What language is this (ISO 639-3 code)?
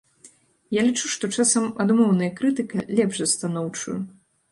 bel